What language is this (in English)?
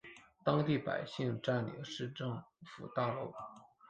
Chinese